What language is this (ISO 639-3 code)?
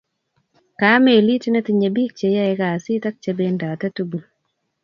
kln